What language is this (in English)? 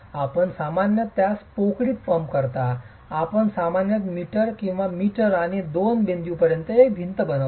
Marathi